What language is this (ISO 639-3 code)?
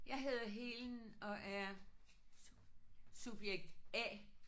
dan